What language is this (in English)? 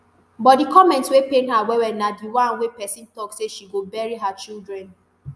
Nigerian Pidgin